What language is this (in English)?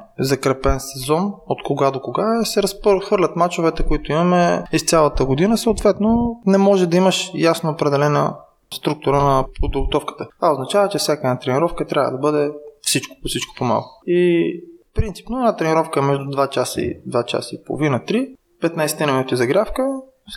Bulgarian